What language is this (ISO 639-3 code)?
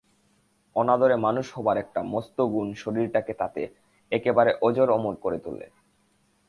ben